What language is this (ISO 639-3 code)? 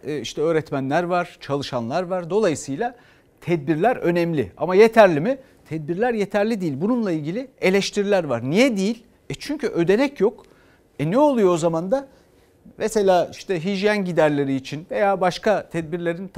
tur